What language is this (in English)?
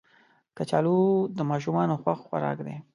Pashto